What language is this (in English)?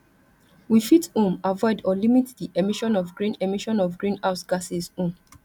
Nigerian Pidgin